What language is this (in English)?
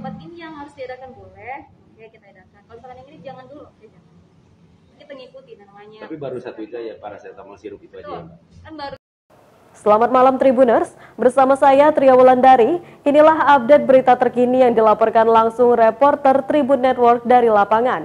Indonesian